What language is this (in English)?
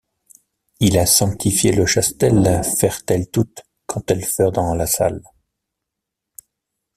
French